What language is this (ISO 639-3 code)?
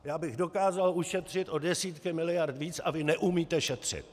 ces